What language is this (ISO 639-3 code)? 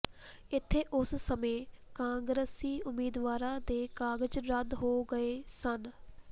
pan